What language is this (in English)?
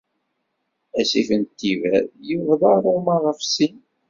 Kabyle